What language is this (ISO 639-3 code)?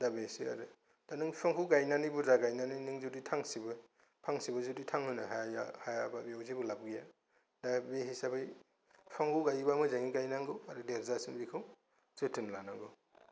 brx